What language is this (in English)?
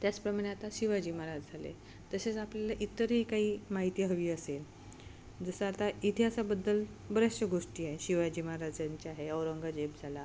Marathi